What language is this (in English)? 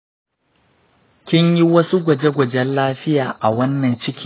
Hausa